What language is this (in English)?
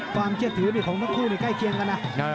Thai